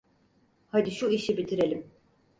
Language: Turkish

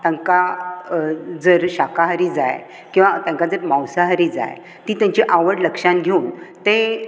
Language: Konkani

